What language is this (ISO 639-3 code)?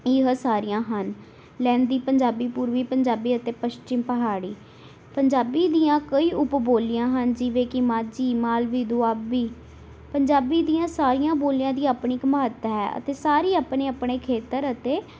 pan